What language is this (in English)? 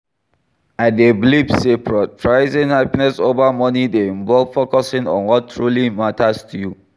Nigerian Pidgin